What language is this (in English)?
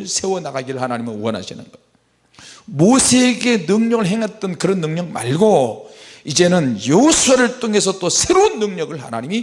Korean